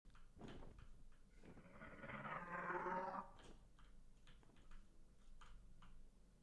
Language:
Polish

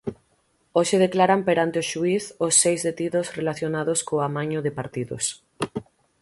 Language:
Galician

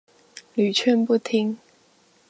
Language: Chinese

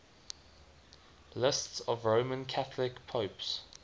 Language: English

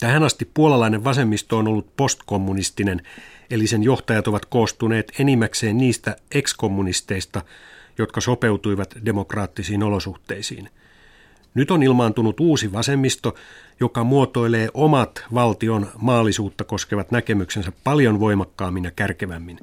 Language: Finnish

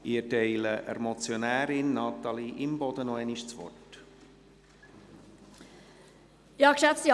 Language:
Swiss German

